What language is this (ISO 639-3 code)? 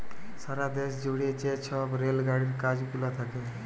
ben